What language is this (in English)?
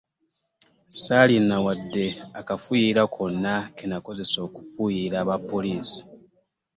Ganda